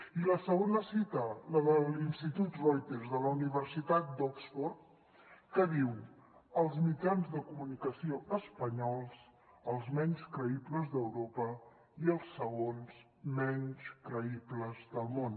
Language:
Catalan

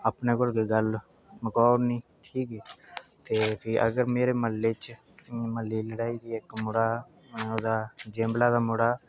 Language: Dogri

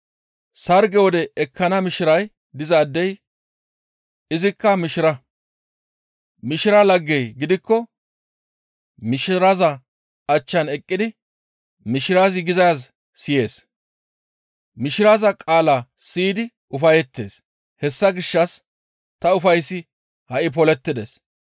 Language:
Gamo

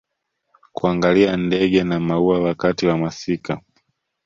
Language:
Swahili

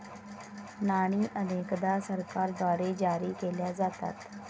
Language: Marathi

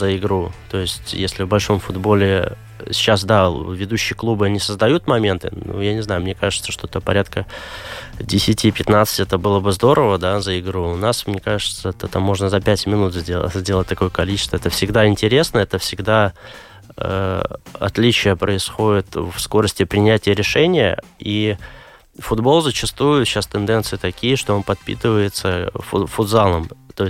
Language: Russian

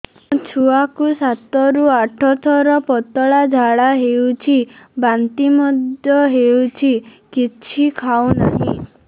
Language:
Odia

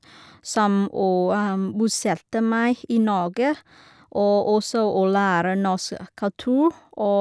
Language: Norwegian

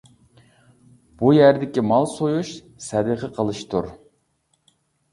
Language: Uyghur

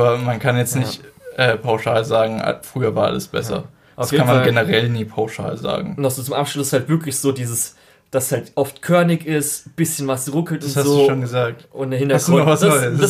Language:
German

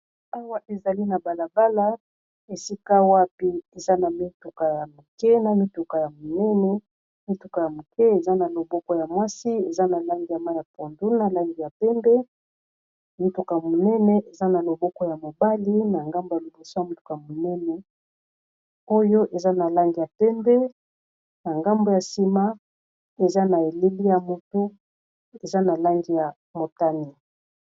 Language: Lingala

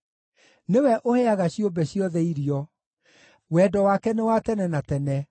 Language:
Kikuyu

